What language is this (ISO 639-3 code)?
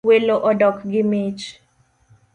luo